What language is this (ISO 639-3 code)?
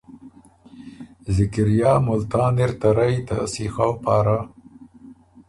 oru